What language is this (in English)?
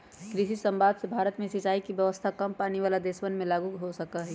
Magahi